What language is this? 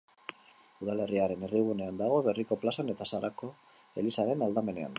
Basque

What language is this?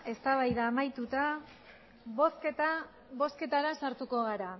Basque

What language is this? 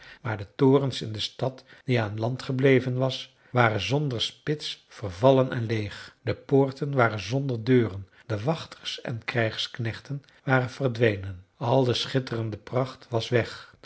Dutch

